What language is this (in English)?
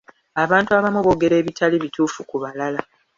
Ganda